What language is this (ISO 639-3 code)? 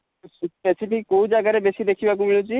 ori